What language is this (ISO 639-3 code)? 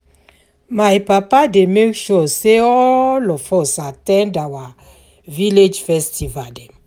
pcm